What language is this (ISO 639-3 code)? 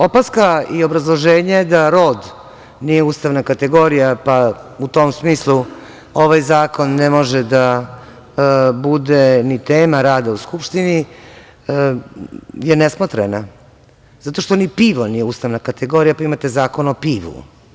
srp